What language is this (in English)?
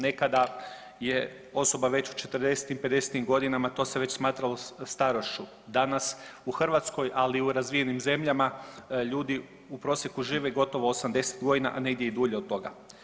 Croatian